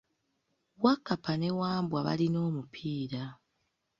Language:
Ganda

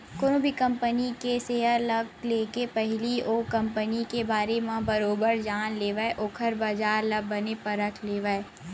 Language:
Chhattisgarhi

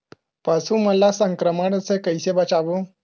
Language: Chhattisgarhi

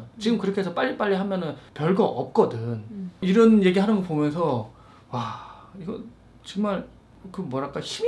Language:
Korean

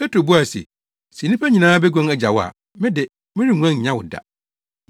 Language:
Akan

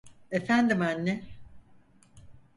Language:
Turkish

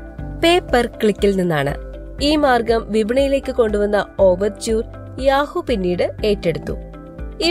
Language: Malayalam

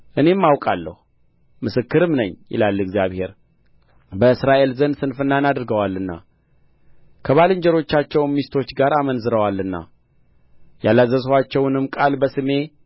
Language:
Amharic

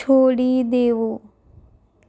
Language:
Gujarati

